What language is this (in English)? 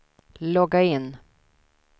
Swedish